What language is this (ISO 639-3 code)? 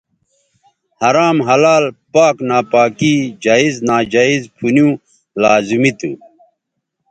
btv